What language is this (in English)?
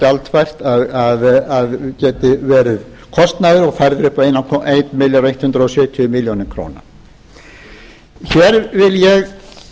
Icelandic